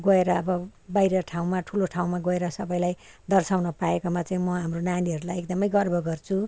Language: Nepali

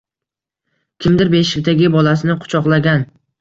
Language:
Uzbek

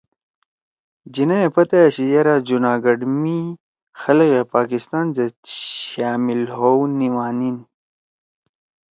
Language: Torwali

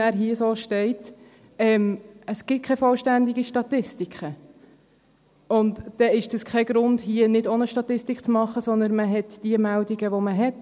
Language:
Swiss German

